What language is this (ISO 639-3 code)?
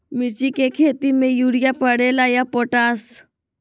mag